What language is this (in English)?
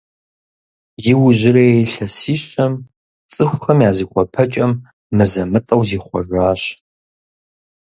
Kabardian